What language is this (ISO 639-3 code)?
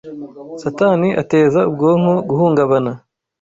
kin